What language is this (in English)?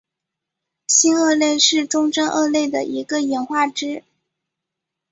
Chinese